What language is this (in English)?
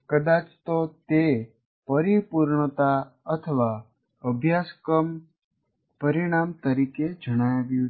Gujarati